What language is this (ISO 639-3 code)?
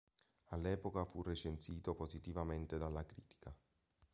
ita